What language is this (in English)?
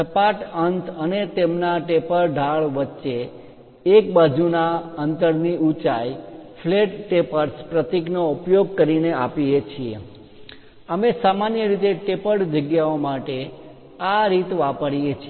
Gujarati